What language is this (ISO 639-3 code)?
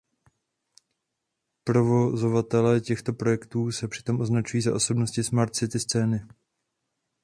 ces